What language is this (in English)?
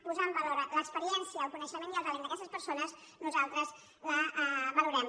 Catalan